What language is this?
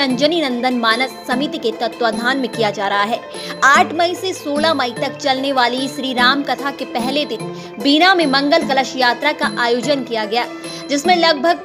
Hindi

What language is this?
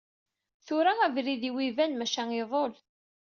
Kabyle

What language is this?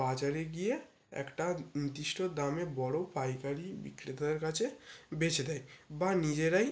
Bangla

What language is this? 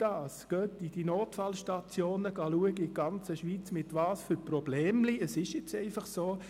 Swiss German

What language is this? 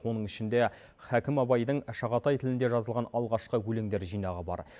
Kazakh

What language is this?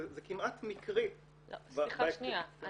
Hebrew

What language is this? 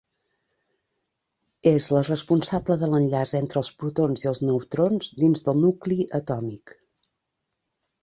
Catalan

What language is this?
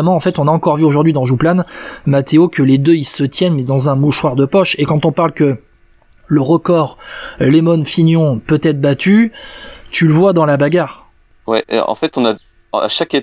French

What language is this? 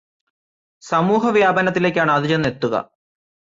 Malayalam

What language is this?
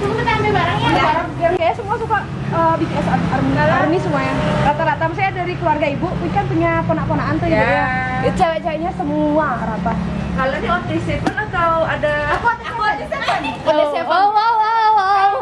Indonesian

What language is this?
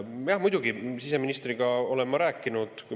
Estonian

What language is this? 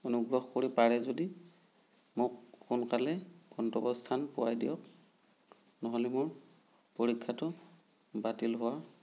Assamese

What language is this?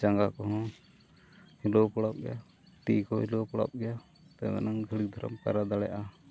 Santali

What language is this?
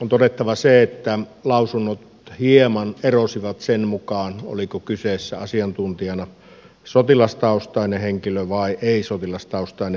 Finnish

